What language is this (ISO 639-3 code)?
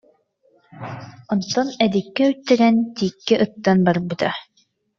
sah